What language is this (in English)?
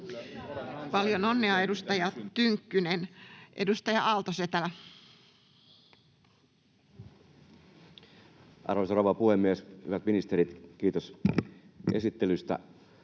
Finnish